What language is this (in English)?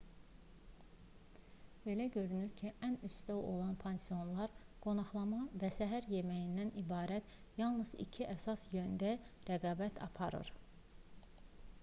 Azerbaijani